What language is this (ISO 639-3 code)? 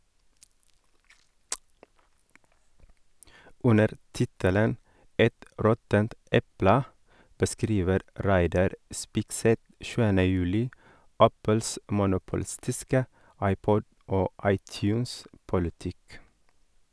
nor